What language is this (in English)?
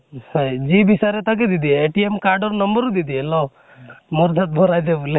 Assamese